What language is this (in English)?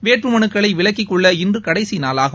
Tamil